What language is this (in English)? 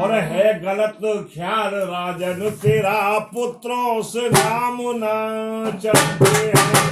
Hindi